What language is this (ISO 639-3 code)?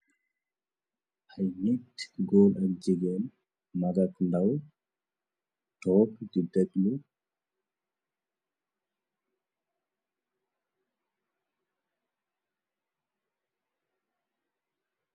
wol